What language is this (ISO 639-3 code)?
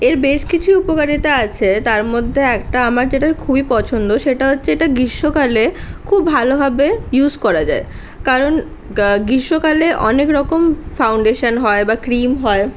ben